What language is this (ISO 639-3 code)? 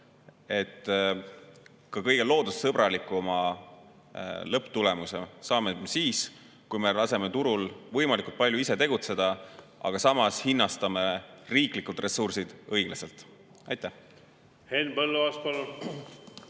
est